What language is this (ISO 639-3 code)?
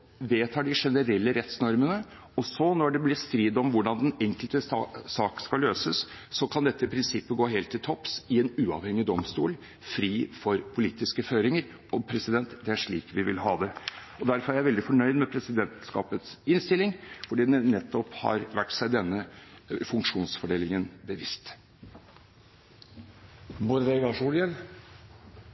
nor